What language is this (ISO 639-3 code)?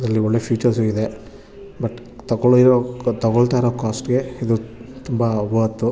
kan